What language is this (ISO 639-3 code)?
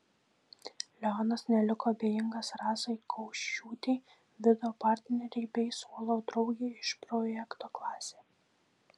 lit